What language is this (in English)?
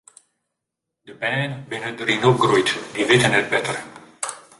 Western Frisian